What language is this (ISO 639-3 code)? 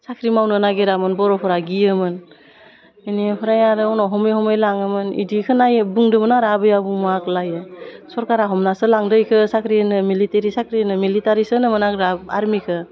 brx